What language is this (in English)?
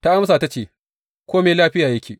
Hausa